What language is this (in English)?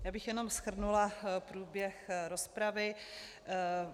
Czech